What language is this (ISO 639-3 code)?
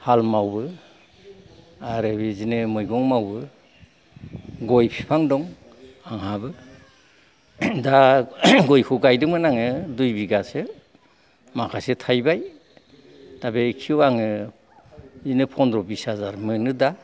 brx